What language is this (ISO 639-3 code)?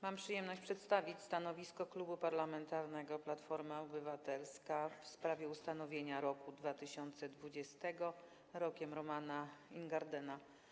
pol